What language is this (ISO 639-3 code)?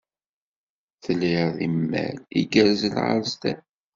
kab